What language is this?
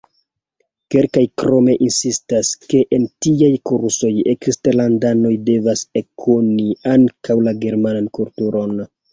Esperanto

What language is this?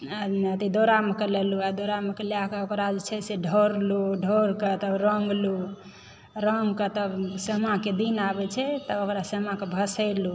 Maithili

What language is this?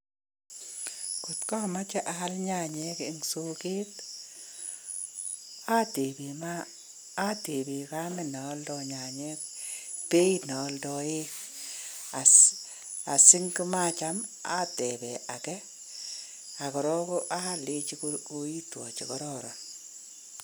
Kalenjin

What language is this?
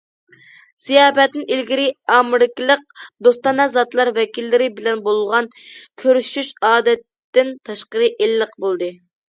Uyghur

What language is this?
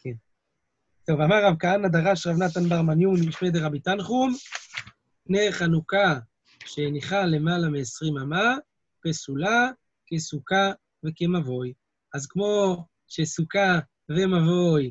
Hebrew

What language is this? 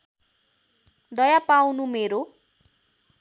Nepali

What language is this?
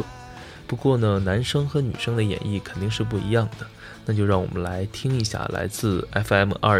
Chinese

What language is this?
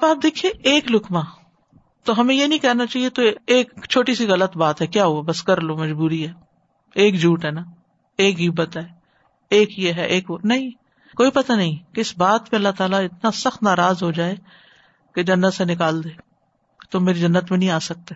Urdu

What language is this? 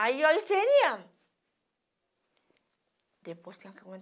Portuguese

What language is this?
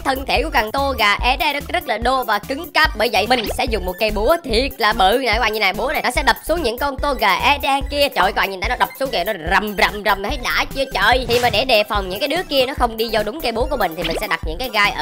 Vietnamese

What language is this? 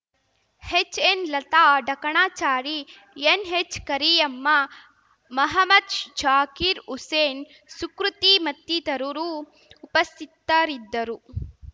Kannada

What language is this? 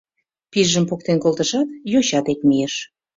Mari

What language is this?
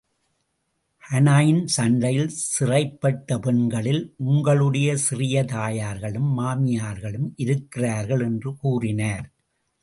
Tamil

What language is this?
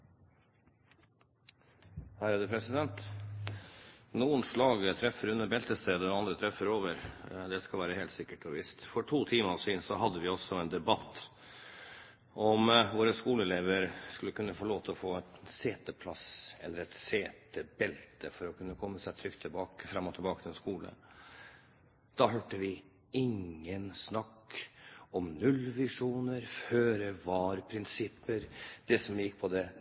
Norwegian Bokmål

